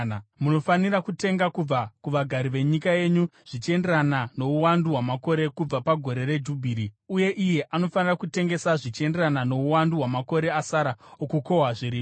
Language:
Shona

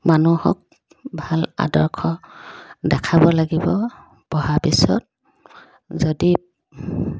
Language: Assamese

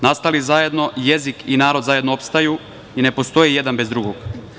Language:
Serbian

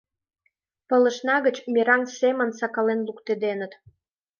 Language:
Mari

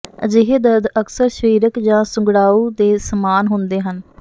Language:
Punjabi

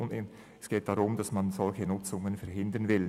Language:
Swiss German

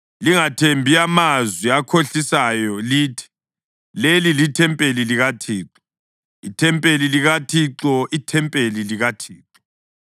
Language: North Ndebele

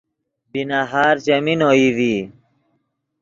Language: Yidgha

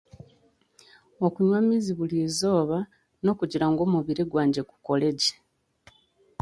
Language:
Chiga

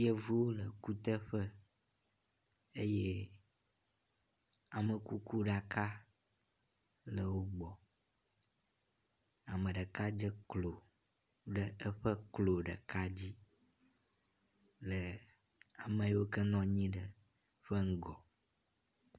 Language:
Ewe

